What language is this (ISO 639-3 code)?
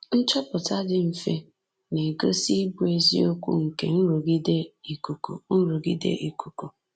ibo